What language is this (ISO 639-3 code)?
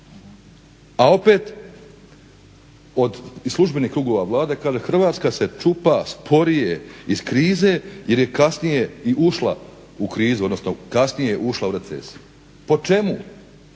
hrv